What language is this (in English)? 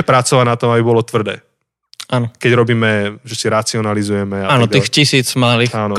Slovak